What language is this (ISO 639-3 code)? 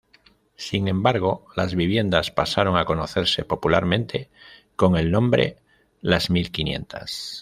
spa